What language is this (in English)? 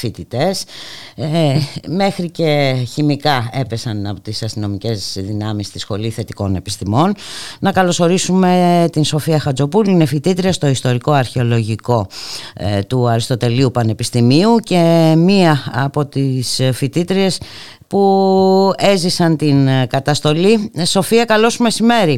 Greek